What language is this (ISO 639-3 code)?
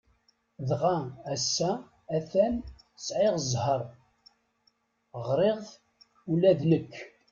kab